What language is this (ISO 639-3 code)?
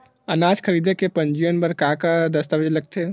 hne